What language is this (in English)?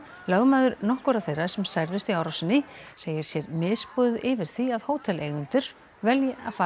Icelandic